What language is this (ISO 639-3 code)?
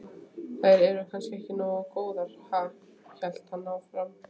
isl